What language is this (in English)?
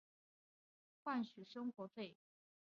Chinese